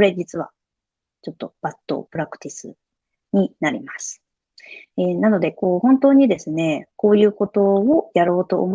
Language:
Japanese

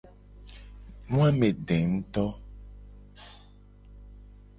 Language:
Gen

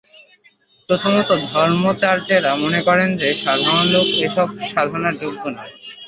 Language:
Bangla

